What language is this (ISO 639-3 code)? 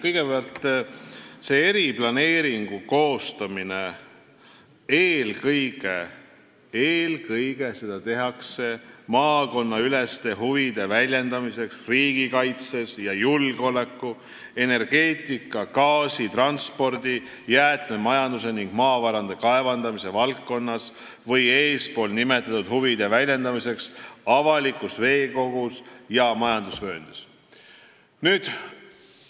est